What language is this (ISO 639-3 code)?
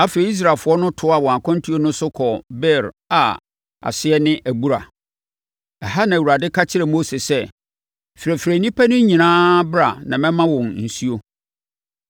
aka